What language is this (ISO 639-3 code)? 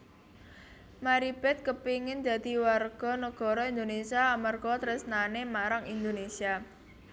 jav